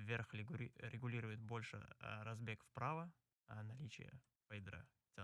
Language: Russian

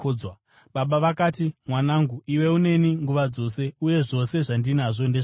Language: Shona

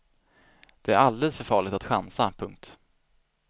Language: Swedish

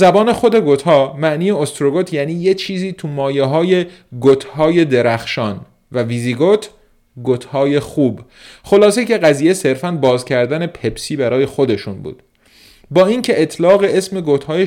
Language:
Persian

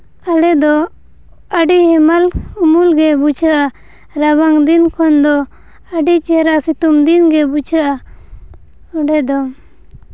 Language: Santali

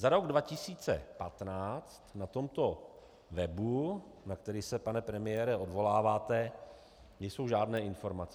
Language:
Czech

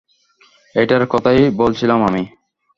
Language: Bangla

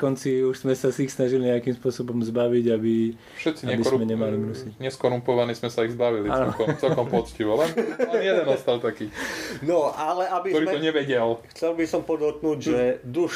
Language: Slovak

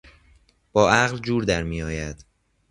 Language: Persian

